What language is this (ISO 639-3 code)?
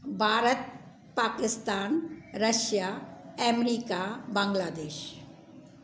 snd